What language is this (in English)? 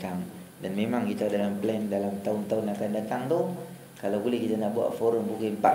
Malay